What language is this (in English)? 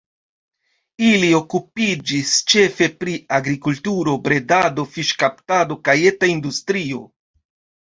Esperanto